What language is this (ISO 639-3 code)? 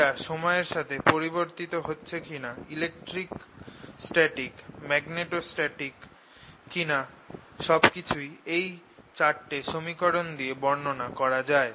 ben